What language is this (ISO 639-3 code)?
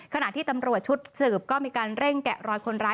tha